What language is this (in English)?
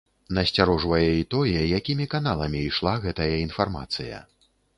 Belarusian